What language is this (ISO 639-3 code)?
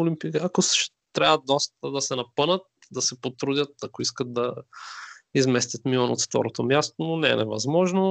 bul